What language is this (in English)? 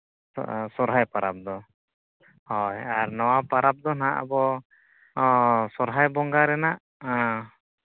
Santali